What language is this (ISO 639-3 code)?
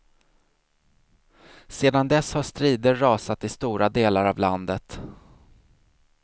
swe